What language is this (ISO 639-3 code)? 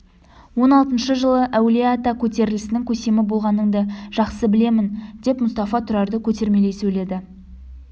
kaz